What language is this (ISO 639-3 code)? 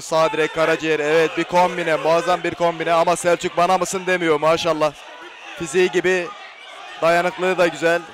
tur